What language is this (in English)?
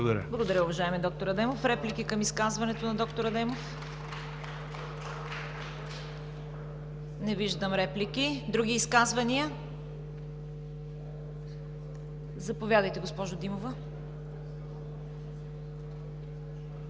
Bulgarian